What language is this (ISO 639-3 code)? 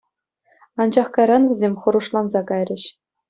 chv